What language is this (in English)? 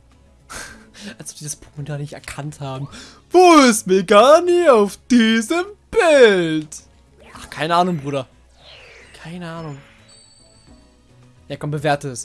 German